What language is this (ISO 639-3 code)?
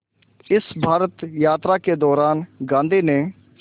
hin